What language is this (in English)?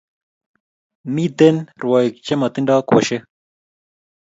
Kalenjin